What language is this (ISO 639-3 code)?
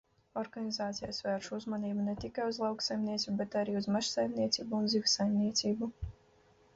lav